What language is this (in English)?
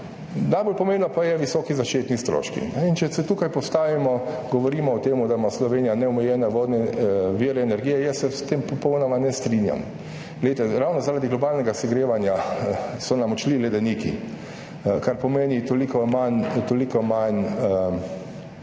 Slovenian